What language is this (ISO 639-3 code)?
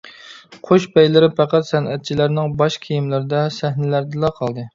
uig